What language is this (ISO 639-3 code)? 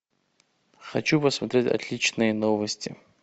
rus